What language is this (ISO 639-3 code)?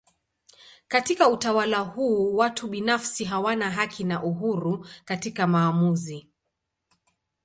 swa